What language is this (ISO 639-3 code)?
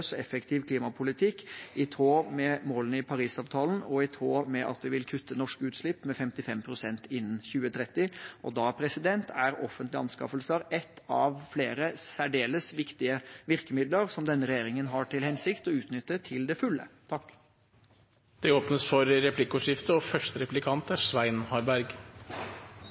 nob